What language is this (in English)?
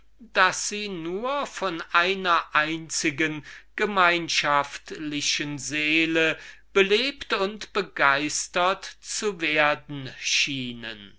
German